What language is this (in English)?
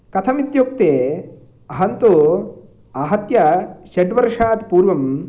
Sanskrit